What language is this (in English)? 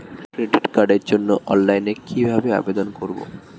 Bangla